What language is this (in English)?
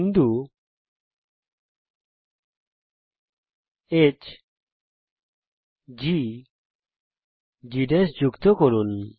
Bangla